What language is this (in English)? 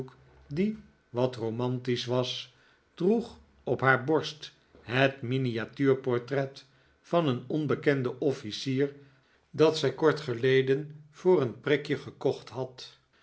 Dutch